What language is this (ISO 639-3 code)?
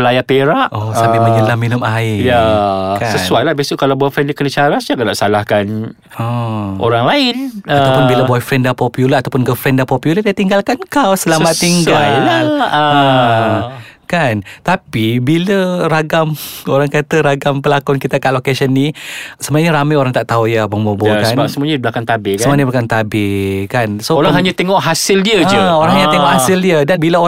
msa